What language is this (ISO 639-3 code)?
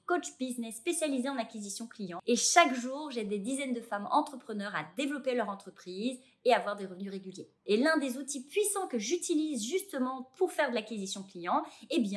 fra